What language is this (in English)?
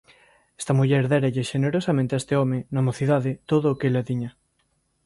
Galician